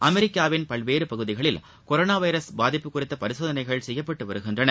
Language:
Tamil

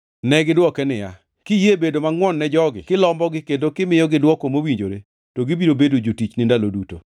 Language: Luo (Kenya and Tanzania)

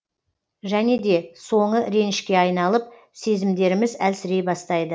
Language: Kazakh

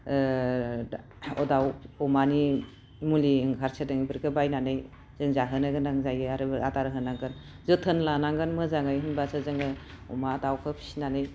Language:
Bodo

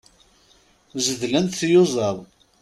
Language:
Kabyle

